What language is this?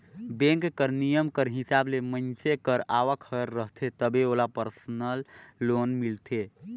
Chhattisgarhi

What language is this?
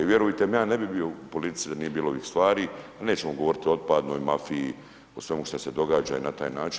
Croatian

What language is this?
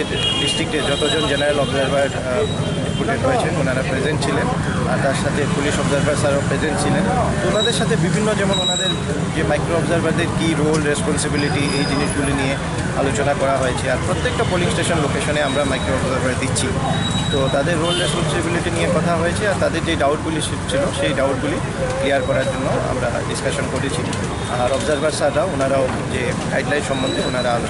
Romanian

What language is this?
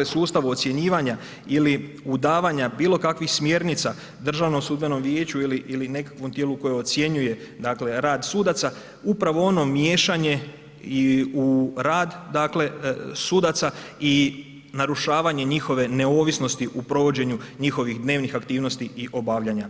Croatian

